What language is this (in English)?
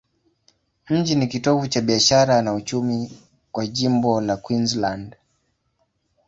Swahili